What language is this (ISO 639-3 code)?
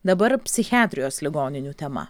lit